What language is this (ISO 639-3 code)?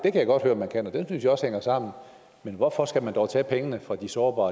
dan